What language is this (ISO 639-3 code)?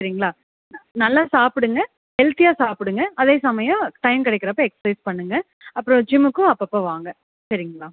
tam